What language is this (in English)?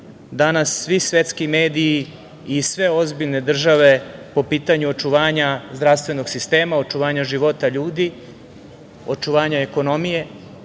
Serbian